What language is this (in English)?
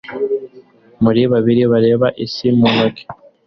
Kinyarwanda